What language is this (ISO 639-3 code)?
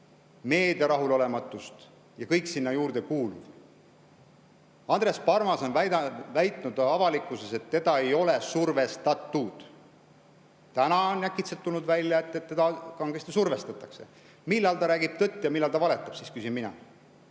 est